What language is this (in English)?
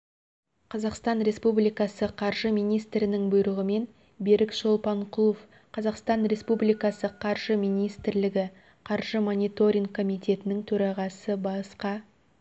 Kazakh